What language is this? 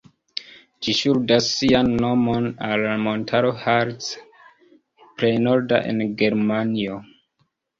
Esperanto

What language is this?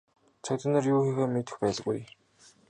Mongolian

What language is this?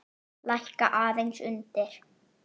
Icelandic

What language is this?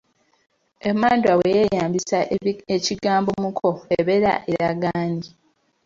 Ganda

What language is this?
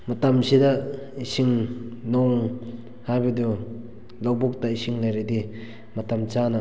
Manipuri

